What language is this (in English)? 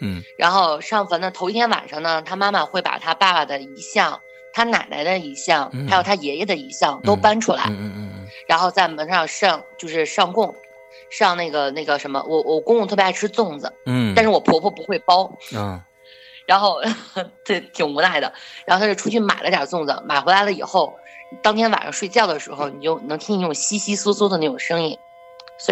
Chinese